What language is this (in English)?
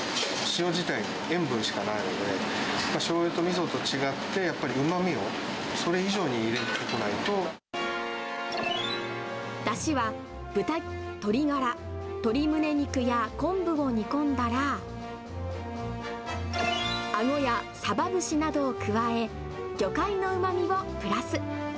Japanese